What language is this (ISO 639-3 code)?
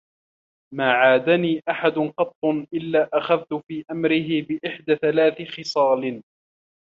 ara